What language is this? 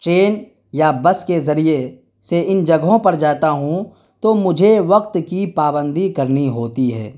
Urdu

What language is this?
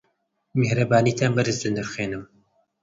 Central Kurdish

